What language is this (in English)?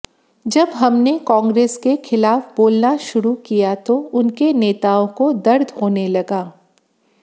Hindi